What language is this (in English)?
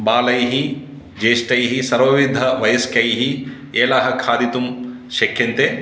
Sanskrit